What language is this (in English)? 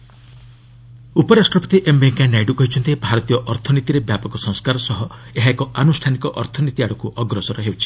Odia